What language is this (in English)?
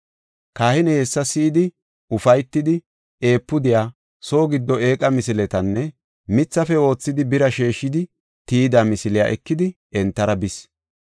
Gofa